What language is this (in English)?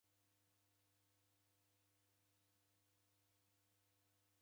Taita